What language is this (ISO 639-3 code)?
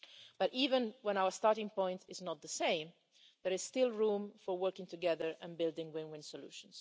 eng